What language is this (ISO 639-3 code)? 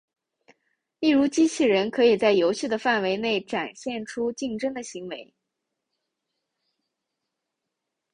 zho